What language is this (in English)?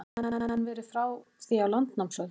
Icelandic